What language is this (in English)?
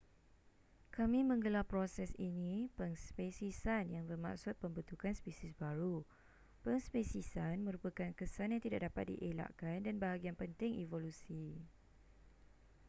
Malay